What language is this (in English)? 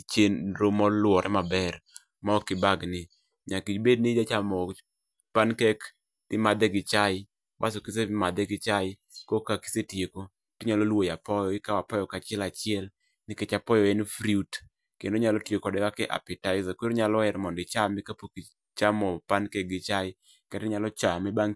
Luo (Kenya and Tanzania)